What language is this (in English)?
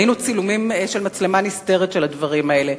Hebrew